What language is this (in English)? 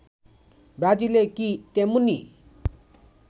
Bangla